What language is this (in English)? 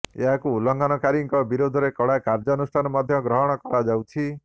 Odia